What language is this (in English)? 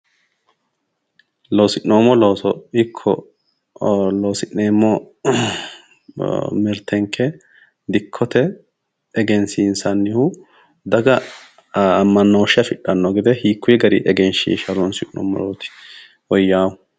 Sidamo